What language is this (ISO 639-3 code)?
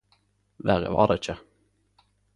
nno